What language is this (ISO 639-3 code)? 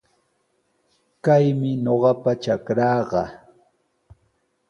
qws